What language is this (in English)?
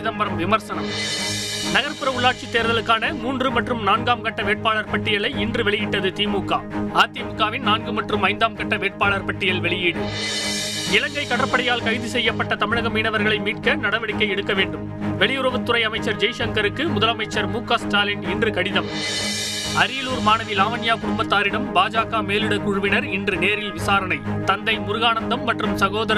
Tamil